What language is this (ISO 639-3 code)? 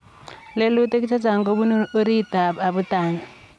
kln